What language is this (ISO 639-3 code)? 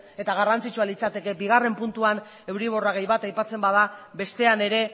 eus